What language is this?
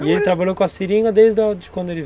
Portuguese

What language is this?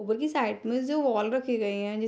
Hindi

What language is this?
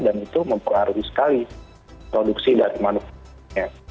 Indonesian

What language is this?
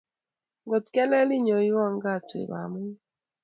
Kalenjin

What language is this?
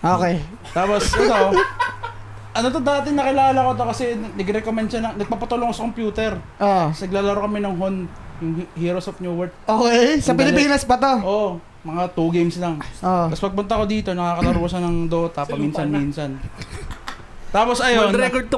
Filipino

